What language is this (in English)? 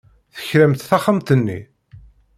Kabyle